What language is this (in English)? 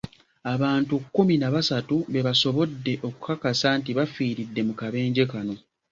Ganda